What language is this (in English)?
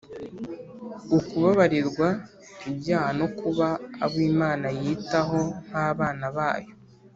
Kinyarwanda